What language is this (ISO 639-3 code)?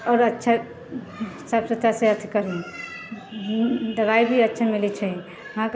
mai